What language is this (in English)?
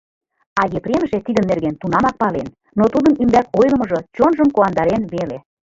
Mari